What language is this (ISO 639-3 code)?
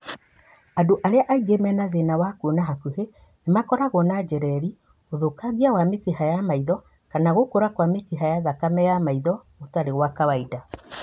kik